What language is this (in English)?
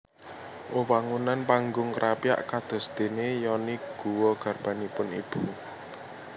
Javanese